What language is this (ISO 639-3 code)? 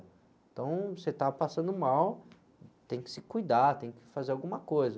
por